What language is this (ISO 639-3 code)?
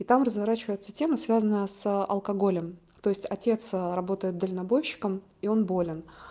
rus